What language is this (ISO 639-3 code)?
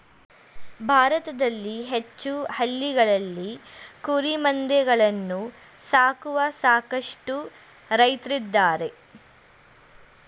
kan